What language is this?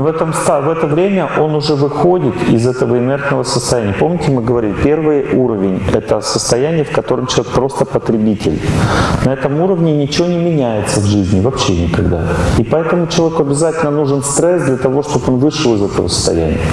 Russian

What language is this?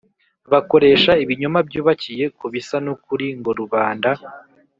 Kinyarwanda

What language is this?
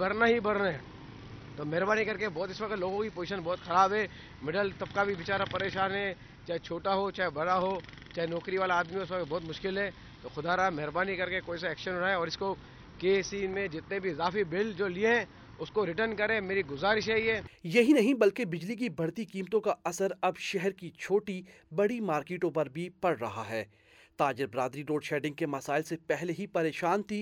Urdu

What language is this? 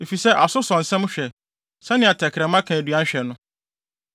Akan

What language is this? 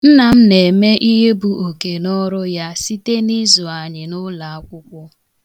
Igbo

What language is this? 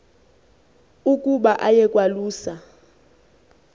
Xhosa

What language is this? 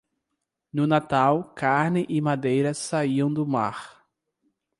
Portuguese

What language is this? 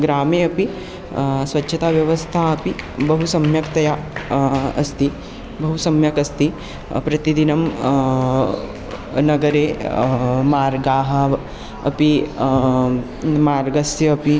Sanskrit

